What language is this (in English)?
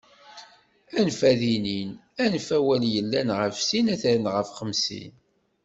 Kabyle